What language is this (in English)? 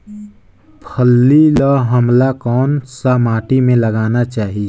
Chhattisgarhi